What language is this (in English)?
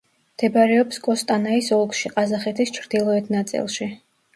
Georgian